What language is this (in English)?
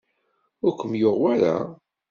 Kabyle